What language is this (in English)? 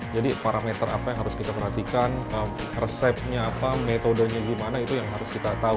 Indonesian